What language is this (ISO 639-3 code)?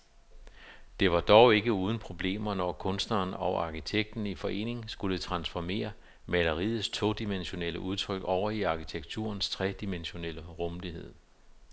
dan